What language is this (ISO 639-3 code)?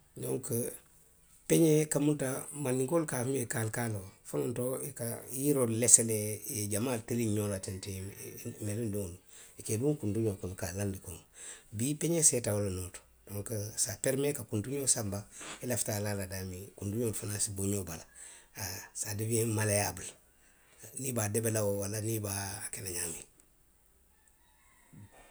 mlq